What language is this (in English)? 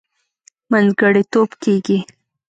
Pashto